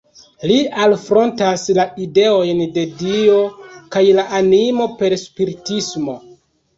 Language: Esperanto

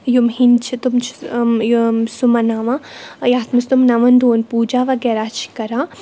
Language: Kashmiri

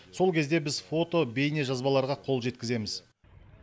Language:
Kazakh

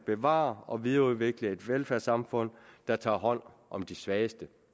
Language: Danish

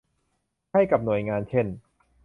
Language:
Thai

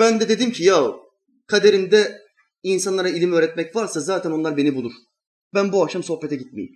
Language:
Turkish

